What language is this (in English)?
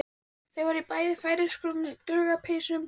Icelandic